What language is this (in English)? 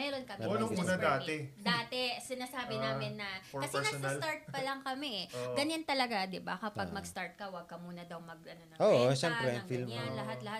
Filipino